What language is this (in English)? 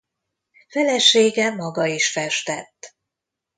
Hungarian